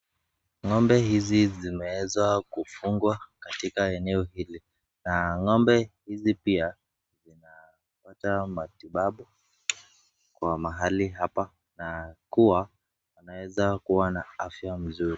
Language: Swahili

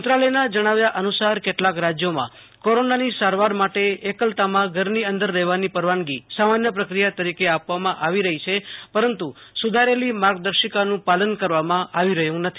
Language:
Gujarati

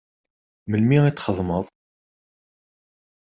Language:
Kabyle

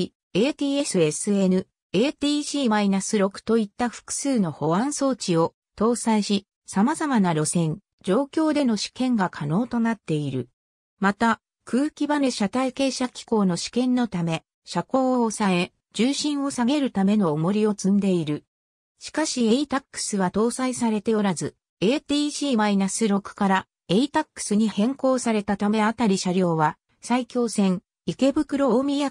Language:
Japanese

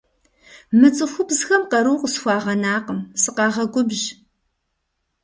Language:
Kabardian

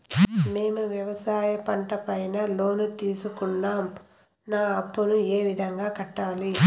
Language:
Telugu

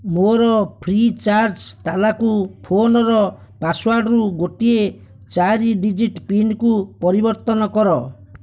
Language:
Odia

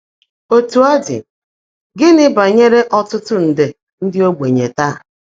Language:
Igbo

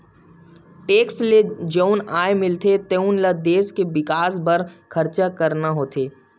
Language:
Chhattisgarhi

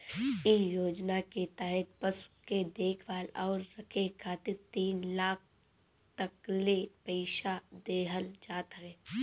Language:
Bhojpuri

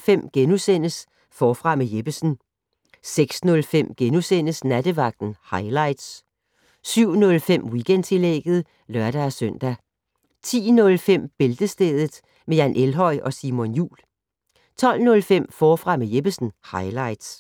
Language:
Danish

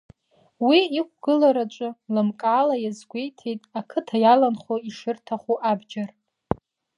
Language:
Abkhazian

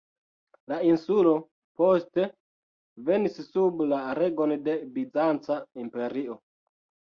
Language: Esperanto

